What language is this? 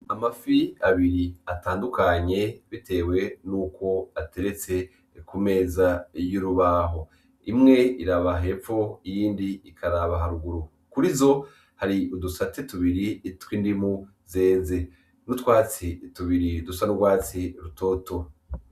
Rundi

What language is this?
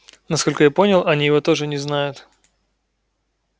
Russian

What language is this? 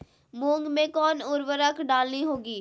Magahi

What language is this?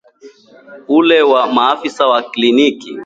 Swahili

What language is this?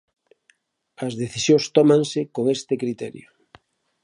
Galician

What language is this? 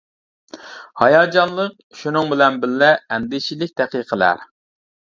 Uyghur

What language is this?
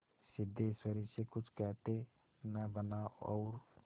Hindi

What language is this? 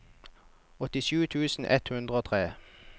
Norwegian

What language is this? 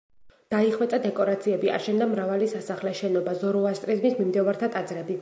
Georgian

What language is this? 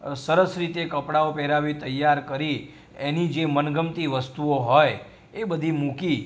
Gujarati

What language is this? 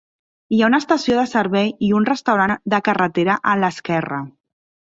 Catalan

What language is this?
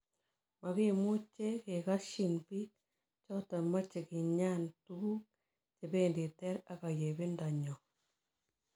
Kalenjin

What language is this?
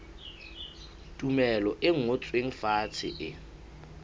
Southern Sotho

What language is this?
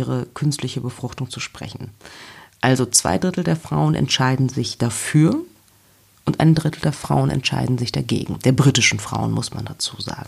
German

